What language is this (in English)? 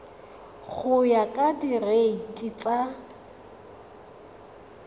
Tswana